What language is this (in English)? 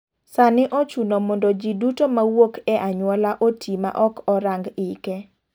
Luo (Kenya and Tanzania)